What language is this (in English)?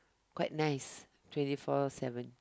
English